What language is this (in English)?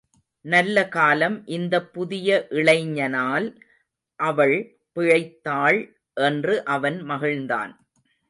Tamil